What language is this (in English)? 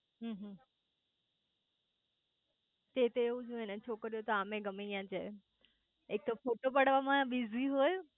Gujarati